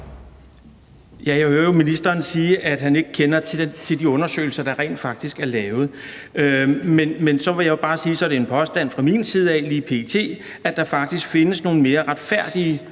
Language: Danish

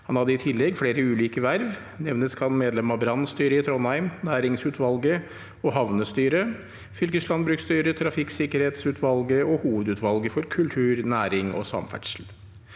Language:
Norwegian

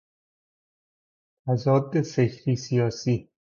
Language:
Persian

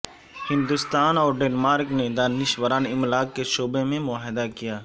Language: Urdu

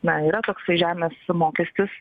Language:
Lithuanian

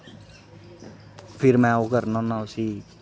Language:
Dogri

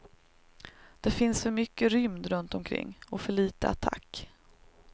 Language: Swedish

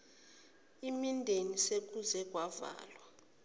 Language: Zulu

